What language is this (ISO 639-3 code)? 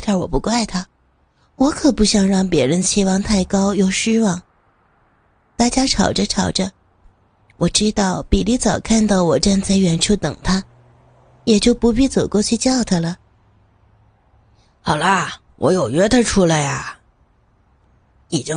zho